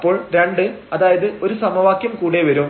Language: Malayalam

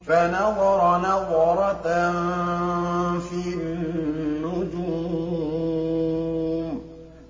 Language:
Arabic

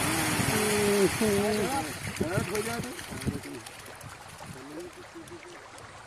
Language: Hindi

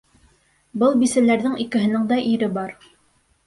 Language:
Bashkir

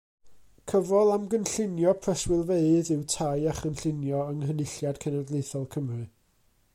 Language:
Welsh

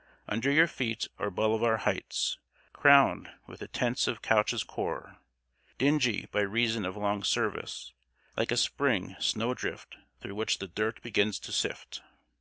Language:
English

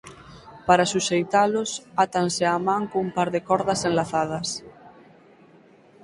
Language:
Galician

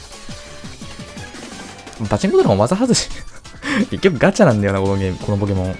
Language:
Japanese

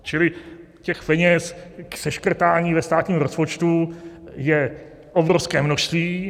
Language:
Czech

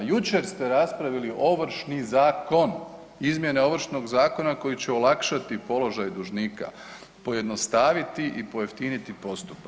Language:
Croatian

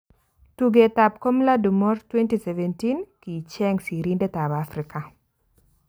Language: Kalenjin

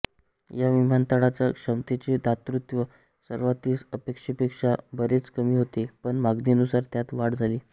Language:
Marathi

